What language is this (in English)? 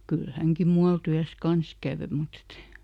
Finnish